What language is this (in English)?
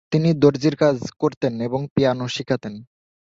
Bangla